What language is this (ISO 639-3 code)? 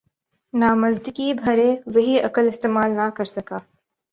urd